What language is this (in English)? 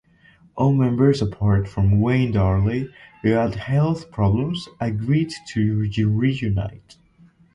English